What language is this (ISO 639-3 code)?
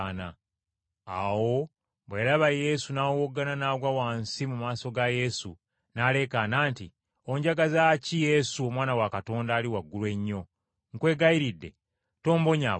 lug